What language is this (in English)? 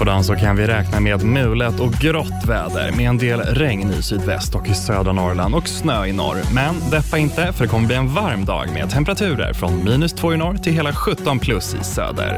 Swedish